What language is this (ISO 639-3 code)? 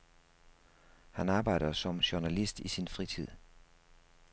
dan